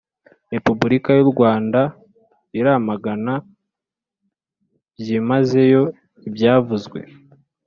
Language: Kinyarwanda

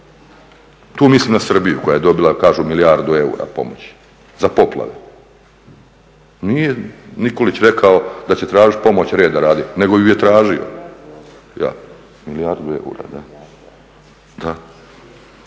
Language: Croatian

